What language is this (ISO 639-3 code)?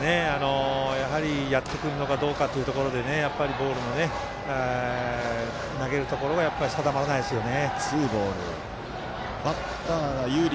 jpn